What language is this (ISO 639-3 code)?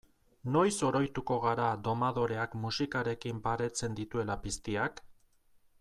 eus